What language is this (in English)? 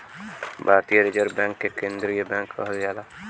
Bhojpuri